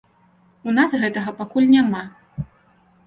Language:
Belarusian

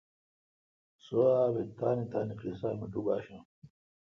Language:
Kalkoti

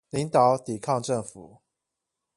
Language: Chinese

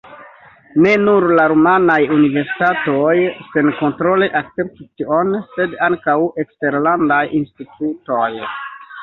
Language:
Esperanto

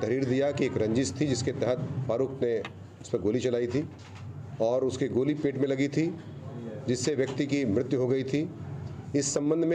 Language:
Hindi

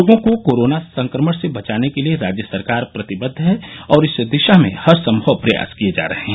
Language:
Hindi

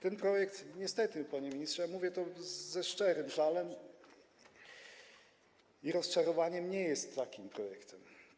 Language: Polish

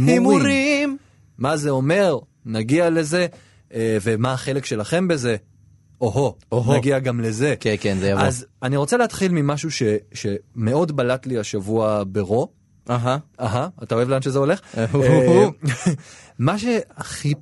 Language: Hebrew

